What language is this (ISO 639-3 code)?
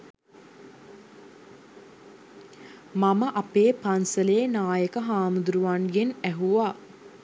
sin